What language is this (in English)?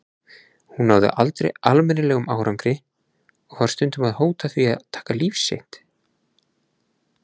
Icelandic